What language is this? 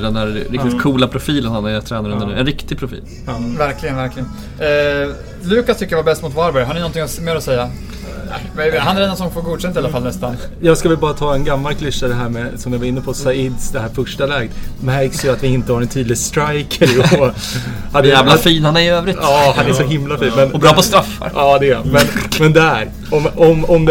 Swedish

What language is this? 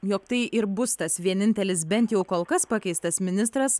Lithuanian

